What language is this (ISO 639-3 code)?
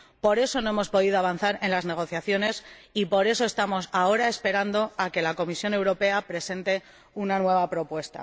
spa